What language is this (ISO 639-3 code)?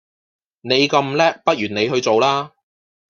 yue